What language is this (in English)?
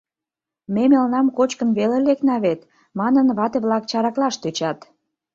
Mari